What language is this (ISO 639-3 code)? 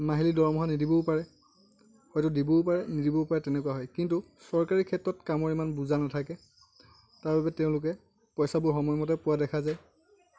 asm